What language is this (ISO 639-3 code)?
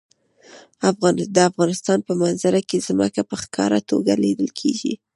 pus